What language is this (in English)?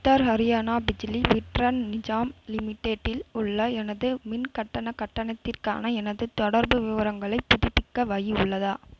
Tamil